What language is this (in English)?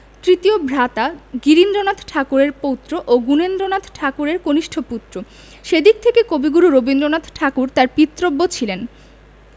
Bangla